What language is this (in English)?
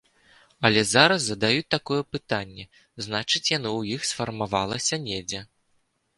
Belarusian